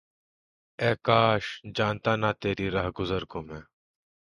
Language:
Urdu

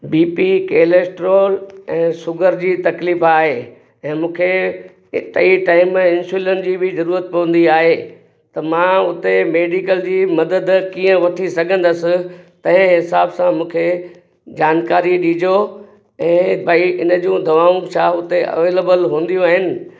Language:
Sindhi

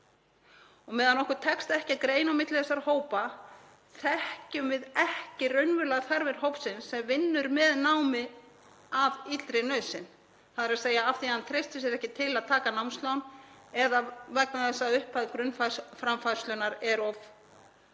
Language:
Icelandic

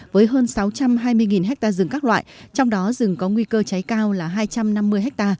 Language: Vietnamese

